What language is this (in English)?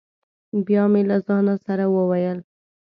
Pashto